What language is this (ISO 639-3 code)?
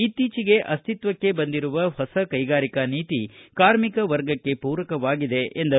kan